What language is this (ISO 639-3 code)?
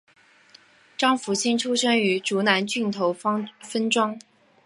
zho